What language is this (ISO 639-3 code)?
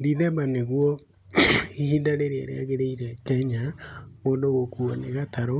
kik